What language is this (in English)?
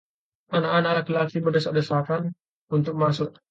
Indonesian